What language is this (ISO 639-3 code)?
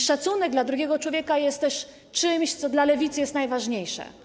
pol